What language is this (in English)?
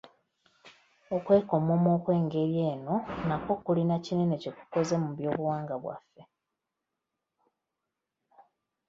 Ganda